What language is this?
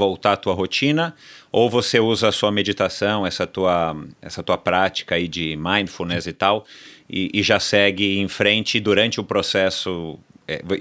Portuguese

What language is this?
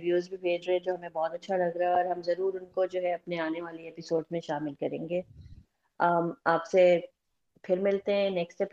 Urdu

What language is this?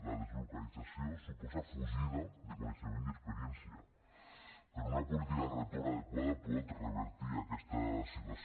Catalan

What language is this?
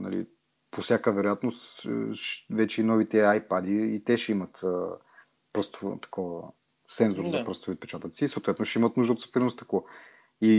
Bulgarian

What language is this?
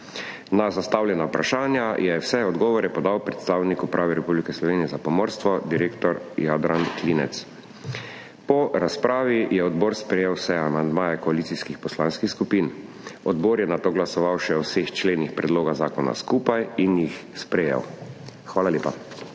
Slovenian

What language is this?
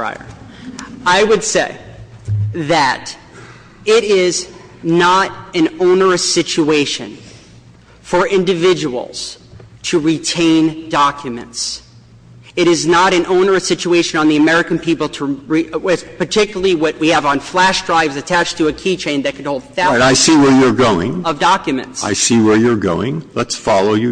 English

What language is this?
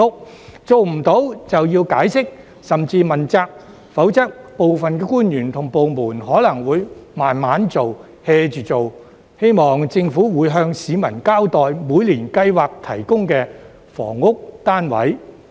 Cantonese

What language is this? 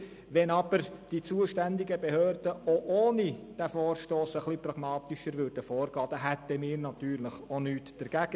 Swiss German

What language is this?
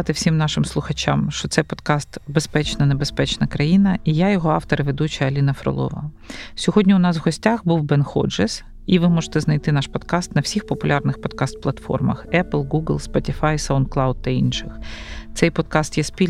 Ukrainian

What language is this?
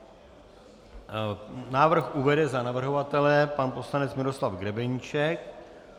Czech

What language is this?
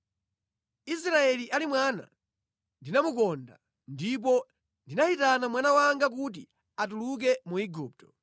Nyanja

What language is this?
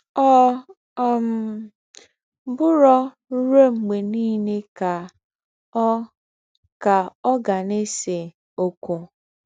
Igbo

